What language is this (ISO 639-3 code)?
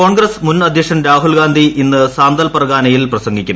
mal